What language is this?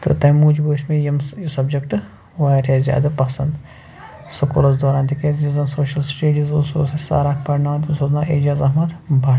Kashmiri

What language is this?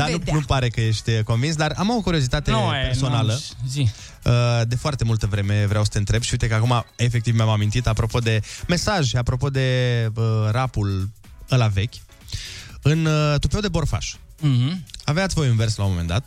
Romanian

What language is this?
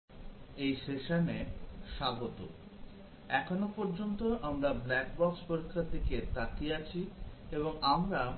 Bangla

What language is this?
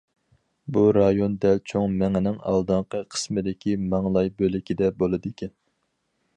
Uyghur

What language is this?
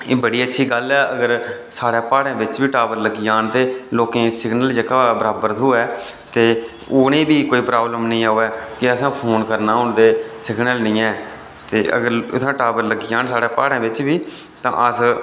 Dogri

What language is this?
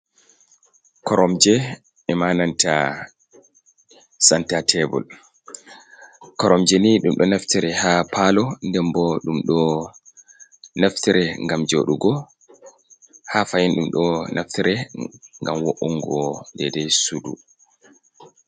Fula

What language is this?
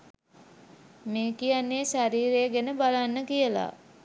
Sinhala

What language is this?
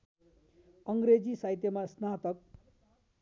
Nepali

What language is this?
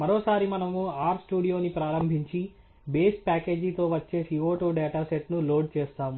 Telugu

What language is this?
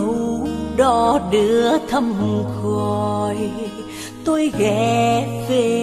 Vietnamese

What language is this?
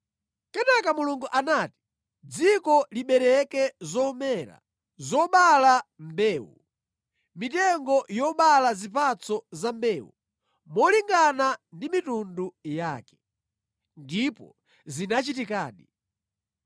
Nyanja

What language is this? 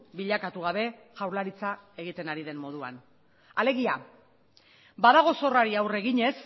Basque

